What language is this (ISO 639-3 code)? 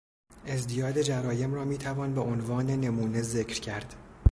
fas